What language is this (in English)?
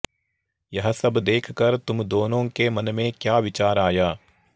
Sanskrit